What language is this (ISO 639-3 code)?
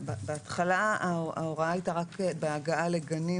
heb